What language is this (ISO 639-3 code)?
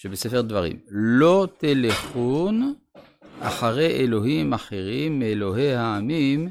heb